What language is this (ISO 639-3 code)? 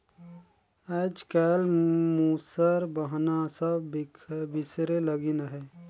hne